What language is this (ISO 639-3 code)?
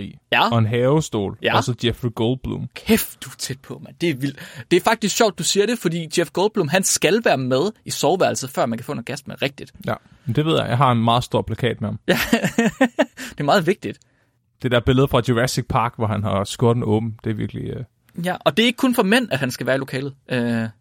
dan